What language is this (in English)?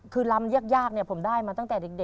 Thai